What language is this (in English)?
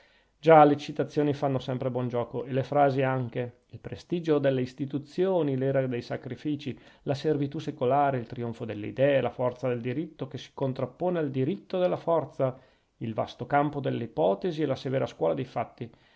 Italian